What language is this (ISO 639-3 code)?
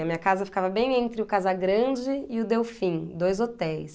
por